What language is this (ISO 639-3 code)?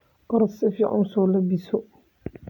som